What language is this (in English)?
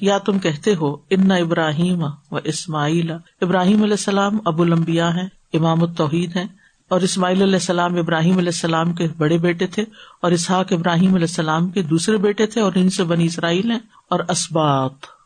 Urdu